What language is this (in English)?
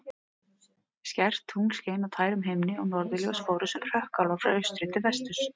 Icelandic